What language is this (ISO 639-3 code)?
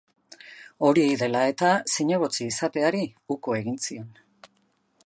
eus